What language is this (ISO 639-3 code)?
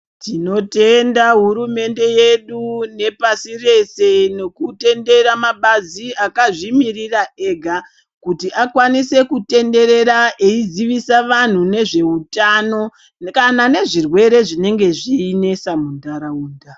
ndc